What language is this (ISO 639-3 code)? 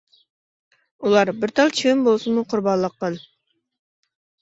uig